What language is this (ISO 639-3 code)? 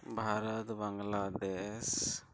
sat